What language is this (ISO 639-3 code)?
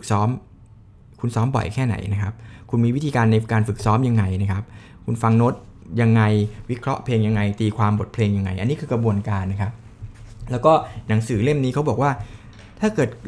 tha